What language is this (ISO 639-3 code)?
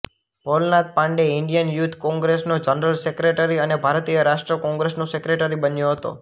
guj